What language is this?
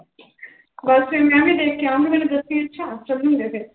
Punjabi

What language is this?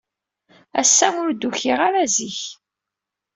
Kabyle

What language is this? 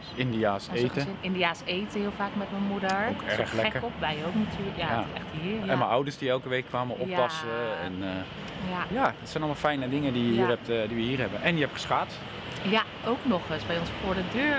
Dutch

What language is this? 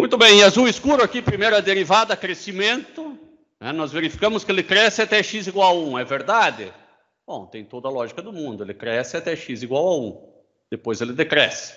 Portuguese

